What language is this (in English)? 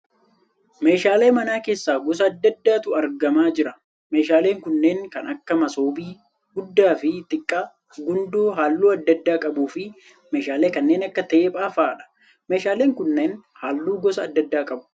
Oromo